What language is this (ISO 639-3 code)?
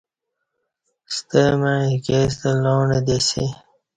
bsh